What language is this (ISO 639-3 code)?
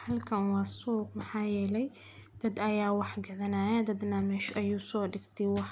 som